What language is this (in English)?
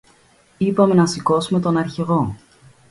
Greek